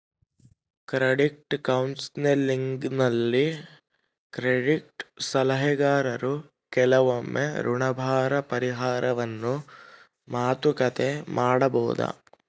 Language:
Kannada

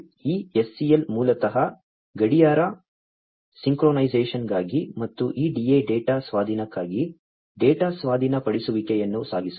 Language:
Kannada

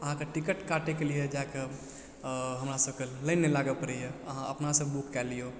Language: Maithili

